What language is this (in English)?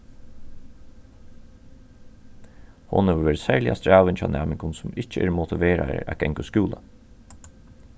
Faroese